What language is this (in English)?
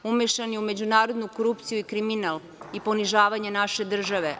Serbian